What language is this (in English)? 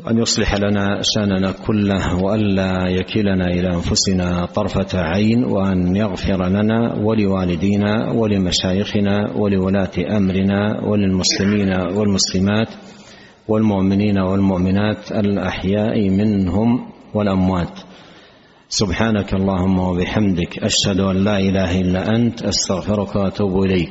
Arabic